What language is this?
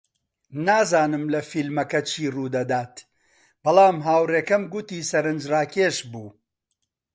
Central Kurdish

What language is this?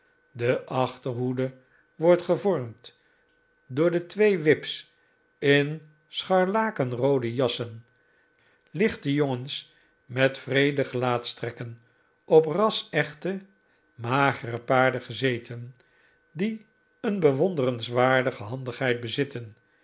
Dutch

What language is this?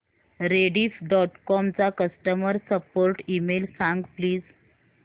Marathi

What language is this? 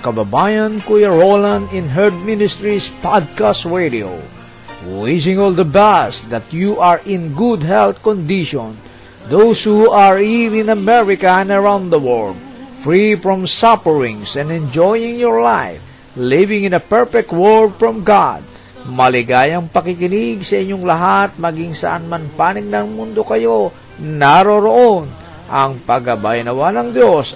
Filipino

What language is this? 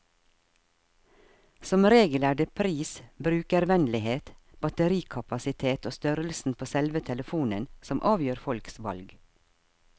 Norwegian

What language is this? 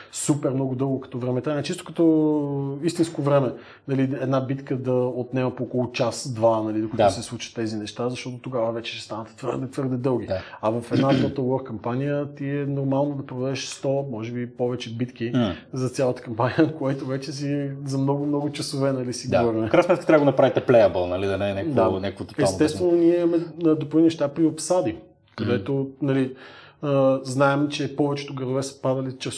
Bulgarian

